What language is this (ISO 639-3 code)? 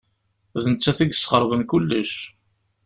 kab